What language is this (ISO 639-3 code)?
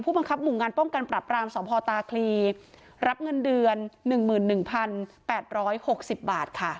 tha